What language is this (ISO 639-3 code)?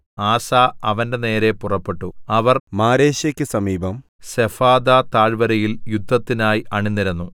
mal